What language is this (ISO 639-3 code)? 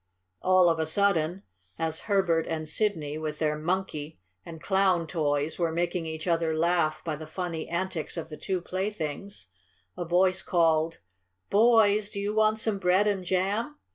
eng